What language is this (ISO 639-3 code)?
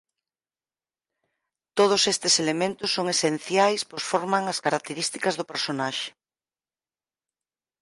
glg